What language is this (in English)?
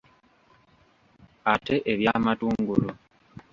Ganda